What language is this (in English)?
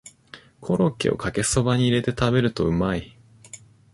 Japanese